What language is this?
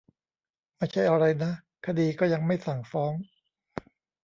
Thai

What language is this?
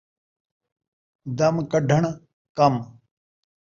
Saraiki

